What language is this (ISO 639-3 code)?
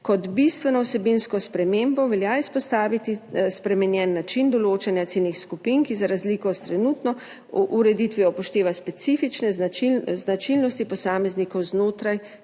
slv